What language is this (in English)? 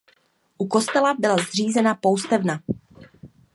Czech